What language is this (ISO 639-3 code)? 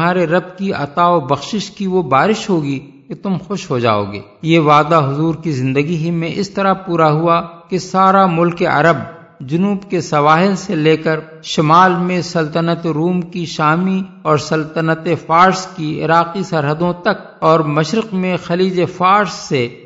urd